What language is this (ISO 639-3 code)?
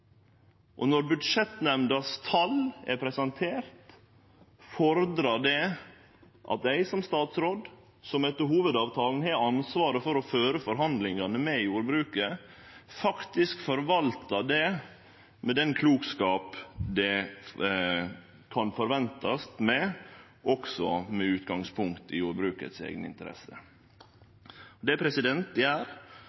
nno